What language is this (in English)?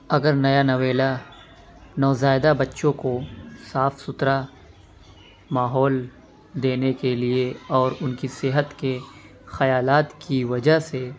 Urdu